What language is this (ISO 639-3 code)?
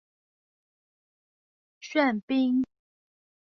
zho